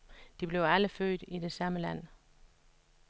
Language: Danish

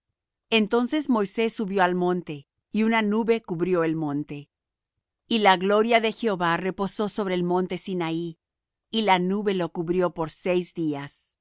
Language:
Spanish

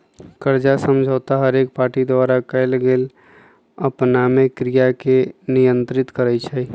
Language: Magahi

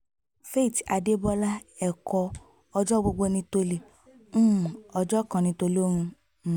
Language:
Yoruba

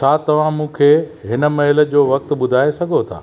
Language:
Sindhi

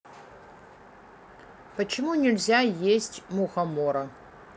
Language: Russian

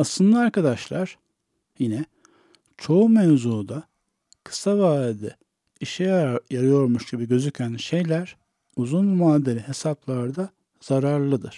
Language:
Turkish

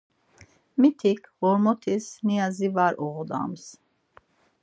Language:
Laz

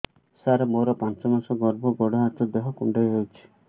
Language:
Odia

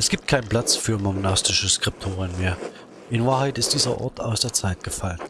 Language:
German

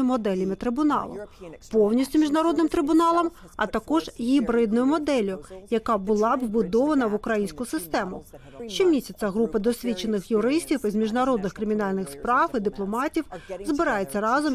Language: Ukrainian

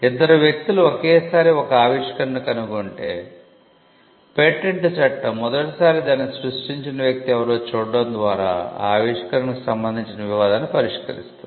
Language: Telugu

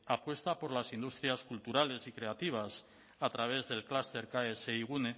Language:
Spanish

